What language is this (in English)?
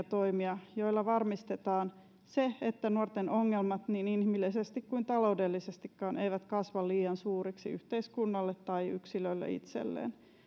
Finnish